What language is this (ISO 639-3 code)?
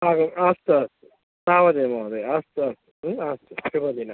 san